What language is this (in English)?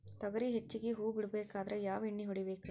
Kannada